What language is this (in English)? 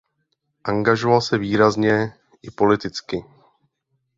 Czech